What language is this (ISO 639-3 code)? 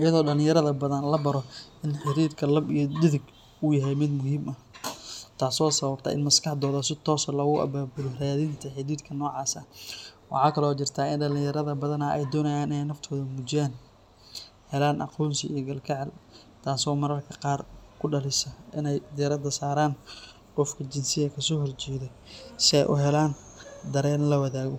som